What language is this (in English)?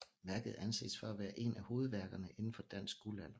Danish